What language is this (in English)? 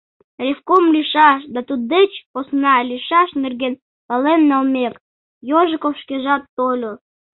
Mari